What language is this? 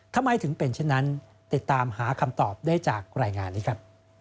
Thai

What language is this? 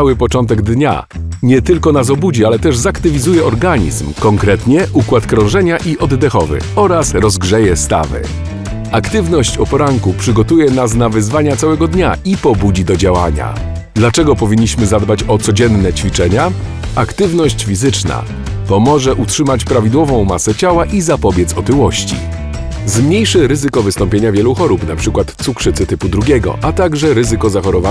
Polish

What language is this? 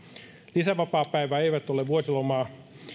Finnish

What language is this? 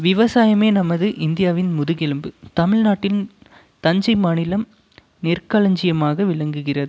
Tamil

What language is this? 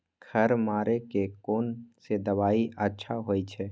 Maithili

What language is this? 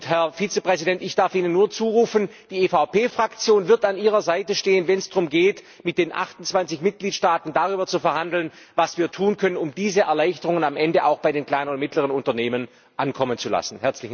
German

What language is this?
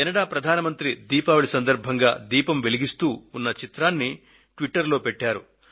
Telugu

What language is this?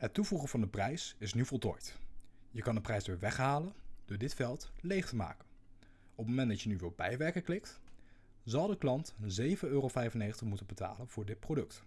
Dutch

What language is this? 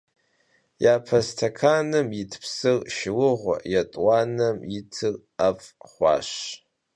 Kabardian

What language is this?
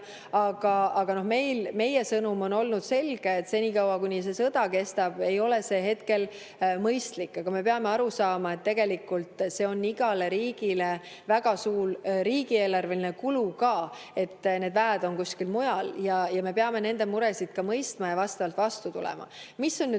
Estonian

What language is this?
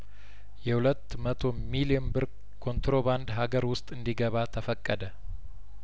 Amharic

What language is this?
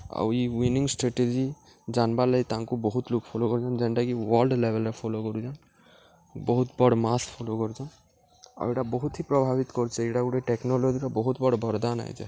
Odia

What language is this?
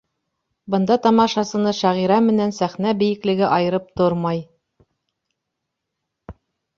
Bashkir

